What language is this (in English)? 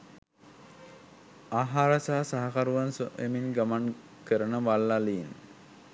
Sinhala